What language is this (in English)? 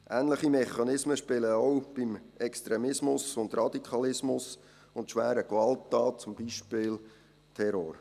Swiss German